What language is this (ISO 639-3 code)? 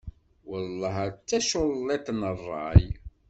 kab